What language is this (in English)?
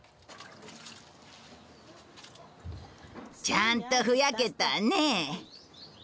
Japanese